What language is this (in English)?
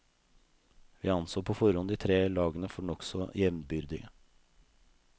Norwegian